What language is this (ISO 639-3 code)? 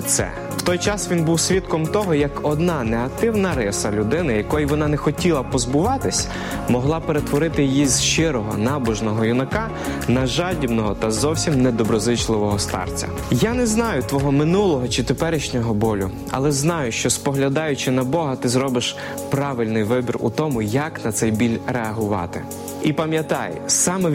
ukr